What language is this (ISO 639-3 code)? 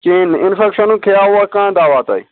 kas